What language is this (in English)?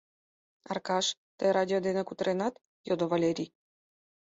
Mari